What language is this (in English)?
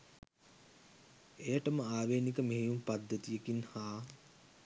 Sinhala